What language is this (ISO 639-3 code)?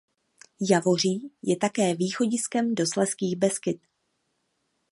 ces